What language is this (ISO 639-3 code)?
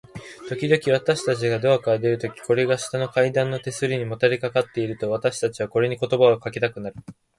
jpn